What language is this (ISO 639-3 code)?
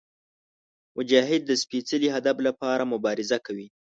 pus